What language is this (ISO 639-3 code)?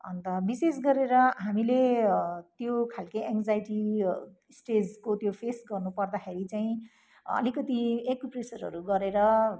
nep